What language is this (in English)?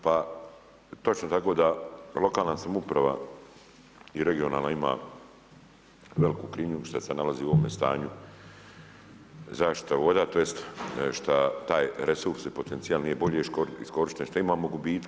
Croatian